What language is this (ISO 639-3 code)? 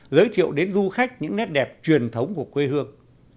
vie